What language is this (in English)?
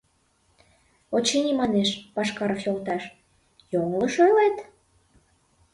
Mari